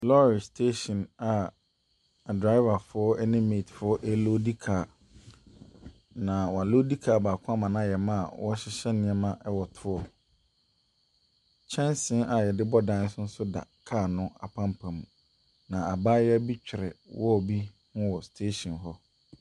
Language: Akan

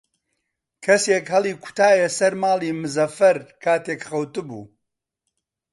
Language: Central Kurdish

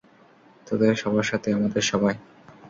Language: Bangla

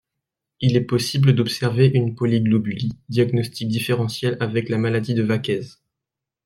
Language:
French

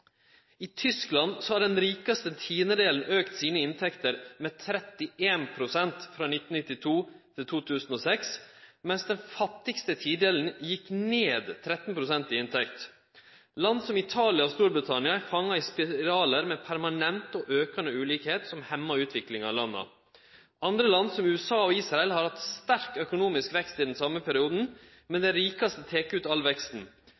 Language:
Norwegian Nynorsk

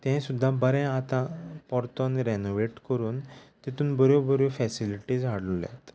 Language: Konkani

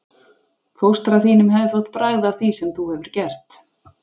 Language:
Icelandic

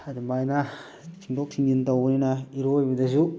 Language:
Manipuri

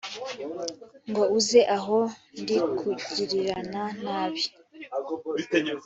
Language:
Kinyarwanda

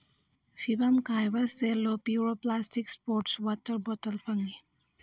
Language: Manipuri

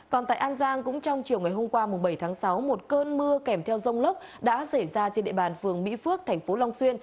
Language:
Vietnamese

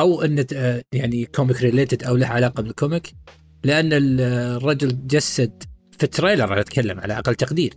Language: Arabic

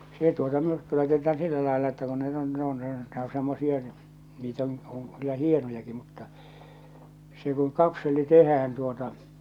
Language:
Finnish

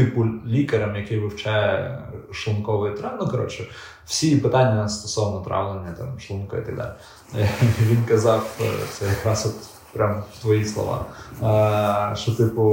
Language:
Ukrainian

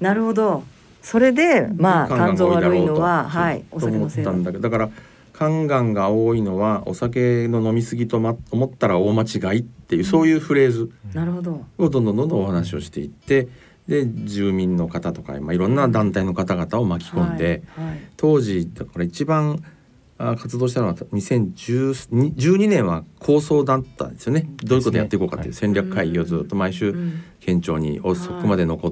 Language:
Japanese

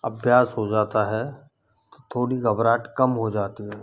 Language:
Hindi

